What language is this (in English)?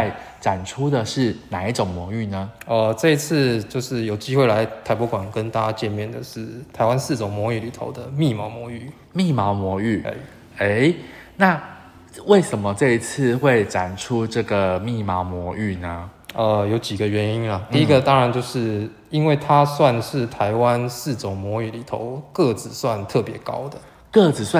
Chinese